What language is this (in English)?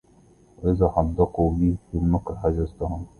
Arabic